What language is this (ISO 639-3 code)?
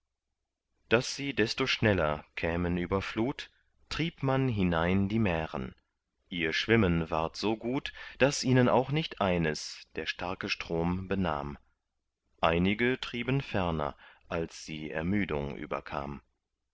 deu